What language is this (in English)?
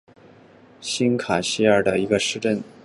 Chinese